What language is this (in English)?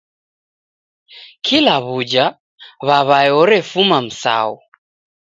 Taita